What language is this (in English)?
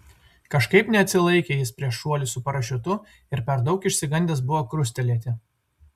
Lithuanian